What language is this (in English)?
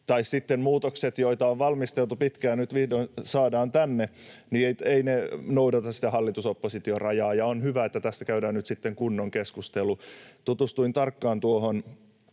Finnish